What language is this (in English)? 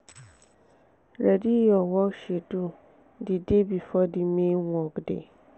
Nigerian Pidgin